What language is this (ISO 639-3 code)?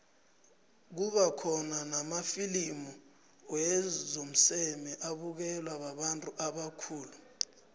nbl